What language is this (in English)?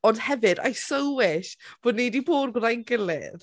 Welsh